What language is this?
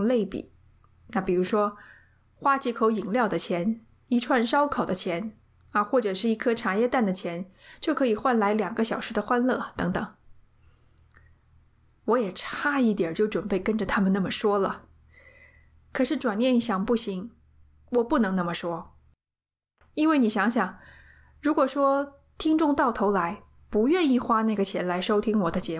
Chinese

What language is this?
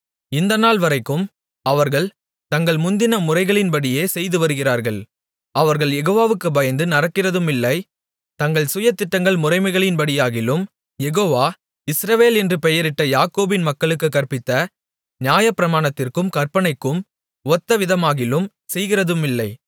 Tamil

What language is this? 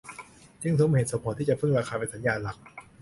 Thai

